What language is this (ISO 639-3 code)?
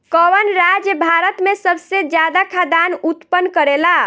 bho